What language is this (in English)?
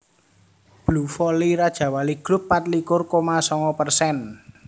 Javanese